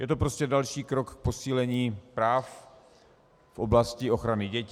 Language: Czech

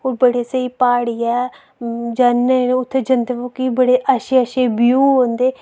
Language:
Dogri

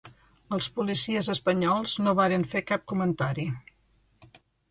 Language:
Catalan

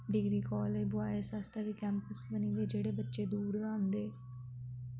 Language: Dogri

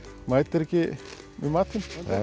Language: Icelandic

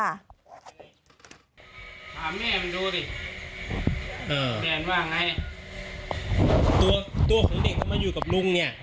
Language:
Thai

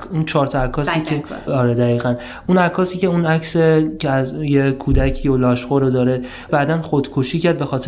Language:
Persian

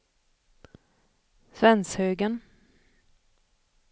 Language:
Swedish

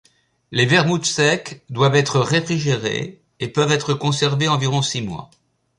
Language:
French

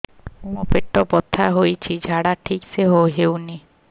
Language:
Odia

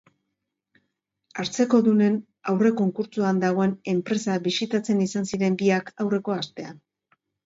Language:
Basque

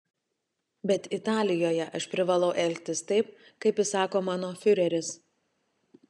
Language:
Lithuanian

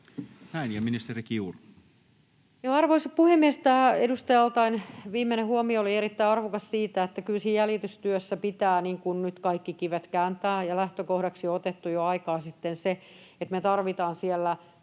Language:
Finnish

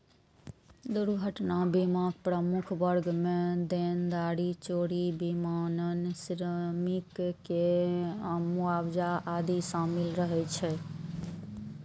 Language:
Maithili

